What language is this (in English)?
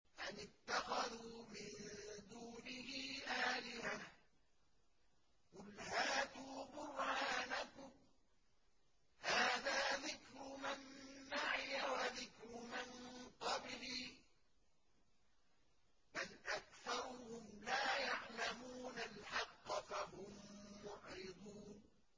Arabic